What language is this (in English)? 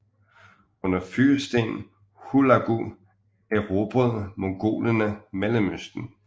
Danish